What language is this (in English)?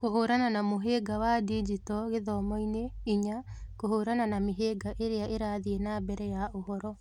Kikuyu